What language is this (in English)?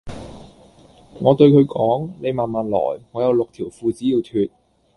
Cantonese